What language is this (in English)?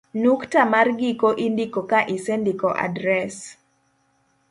Luo (Kenya and Tanzania)